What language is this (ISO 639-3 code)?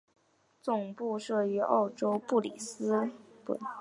zho